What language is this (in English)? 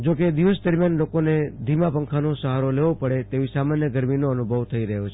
Gujarati